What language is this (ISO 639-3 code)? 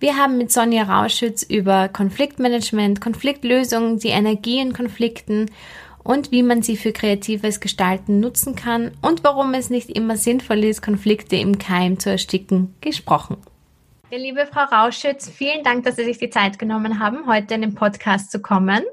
deu